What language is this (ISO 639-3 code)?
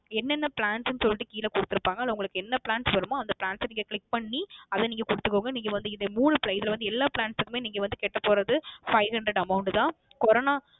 tam